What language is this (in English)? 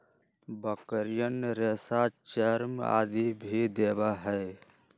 Magahi